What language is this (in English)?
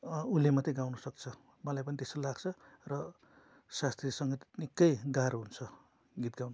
Nepali